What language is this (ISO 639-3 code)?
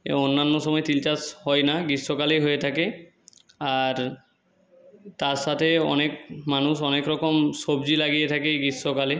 ben